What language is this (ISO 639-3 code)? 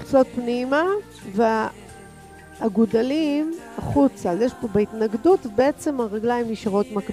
heb